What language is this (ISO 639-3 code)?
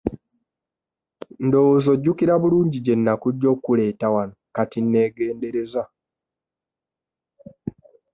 lug